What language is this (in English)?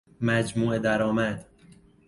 Persian